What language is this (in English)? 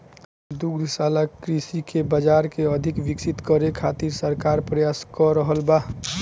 Bhojpuri